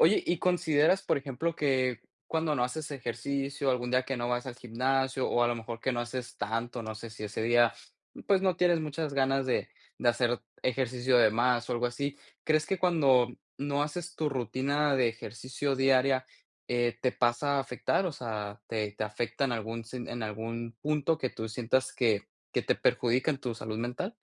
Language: Spanish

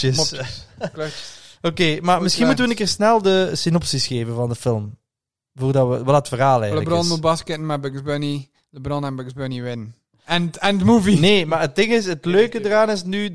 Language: Dutch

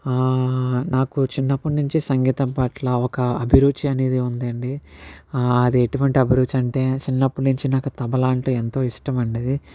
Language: Telugu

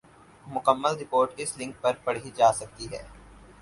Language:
Urdu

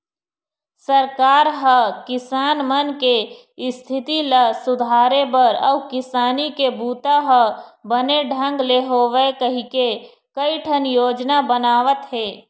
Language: Chhattisgarhi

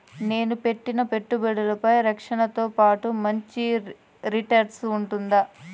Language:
Telugu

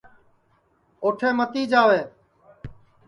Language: Sansi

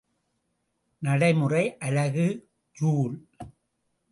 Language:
Tamil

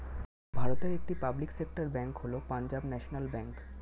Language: Bangla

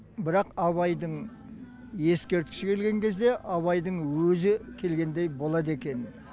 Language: Kazakh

